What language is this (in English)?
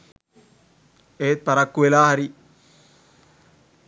Sinhala